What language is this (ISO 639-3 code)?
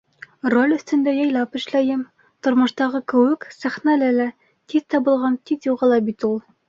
bak